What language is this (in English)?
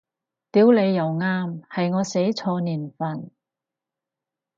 Cantonese